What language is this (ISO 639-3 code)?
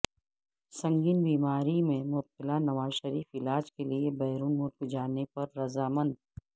urd